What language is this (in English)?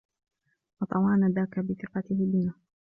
Arabic